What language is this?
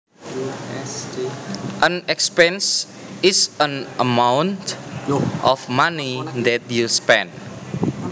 Javanese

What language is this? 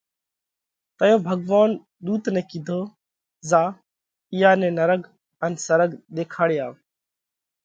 Parkari Koli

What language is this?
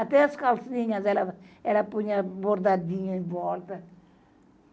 Portuguese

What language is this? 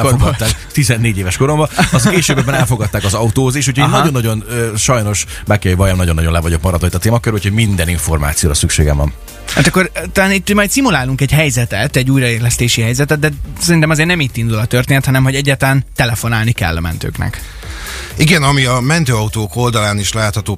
Hungarian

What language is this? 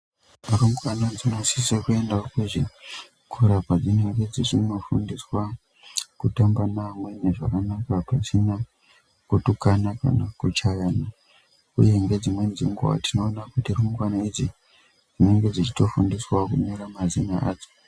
Ndau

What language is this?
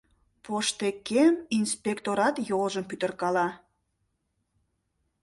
Mari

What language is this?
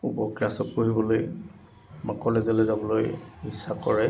Assamese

